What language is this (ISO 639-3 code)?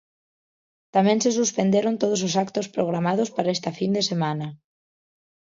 glg